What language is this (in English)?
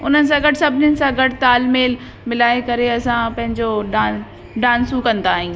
Sindhi